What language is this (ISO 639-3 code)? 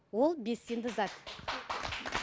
kaz